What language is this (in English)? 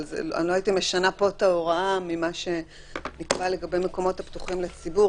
Hebrew